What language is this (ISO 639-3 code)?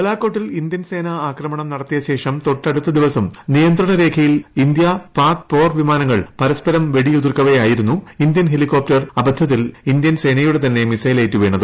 mal